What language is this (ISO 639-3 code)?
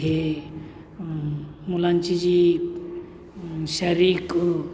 mar